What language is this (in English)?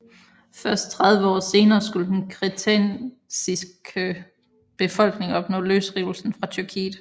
Danish